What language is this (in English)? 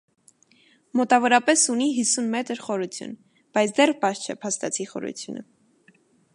Armenian